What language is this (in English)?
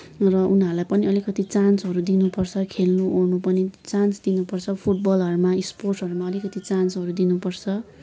Nepali